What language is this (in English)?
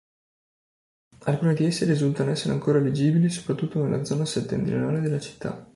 Italian